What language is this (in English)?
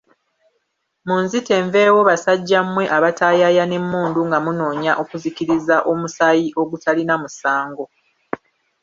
Ganda